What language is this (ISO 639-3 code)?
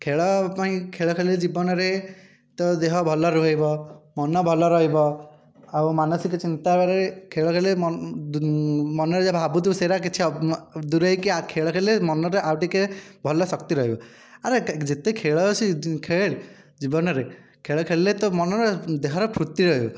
ori